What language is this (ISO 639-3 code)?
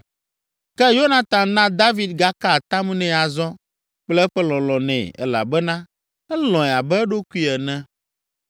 ewe